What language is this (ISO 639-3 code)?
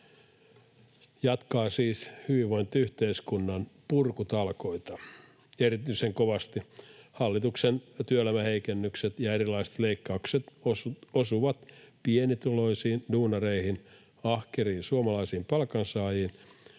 fin